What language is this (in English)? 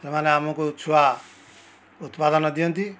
Odia